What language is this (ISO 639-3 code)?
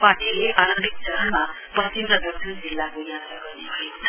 nep